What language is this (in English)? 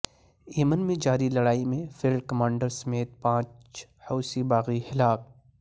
Urdu